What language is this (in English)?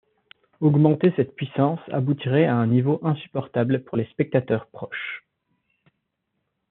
French